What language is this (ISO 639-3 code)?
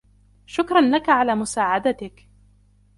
ara